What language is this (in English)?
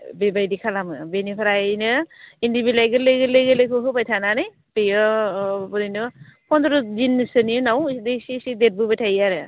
Bodo